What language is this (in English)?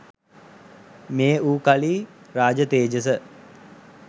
Sinhala